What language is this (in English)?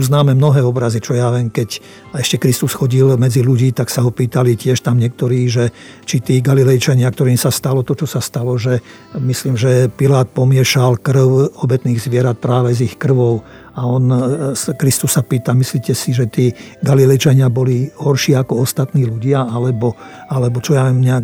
Slovak